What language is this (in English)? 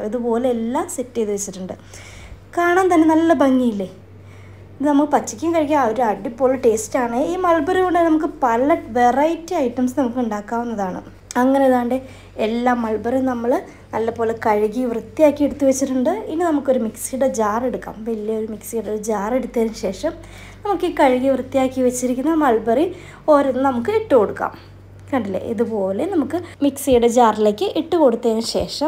Malayalam